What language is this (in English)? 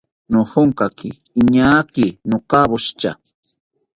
South Ucayali Ashéninka